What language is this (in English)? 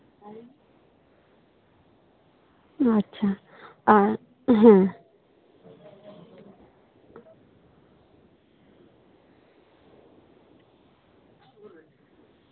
Santali